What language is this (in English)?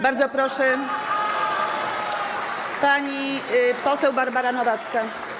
Polish